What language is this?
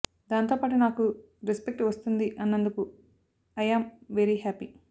Telugu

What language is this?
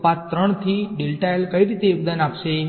Gujarati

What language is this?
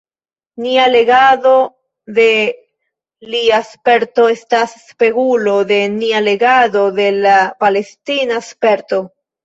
Esperanto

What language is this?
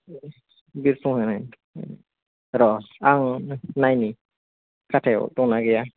Bodo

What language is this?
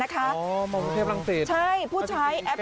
Thai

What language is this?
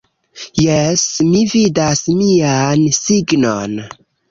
Esperanto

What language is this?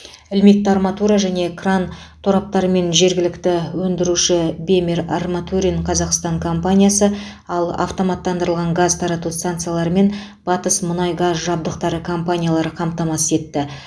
Kazakh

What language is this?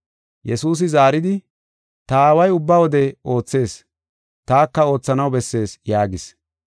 Gofa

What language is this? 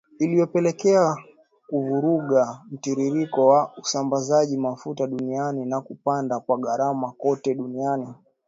Swahili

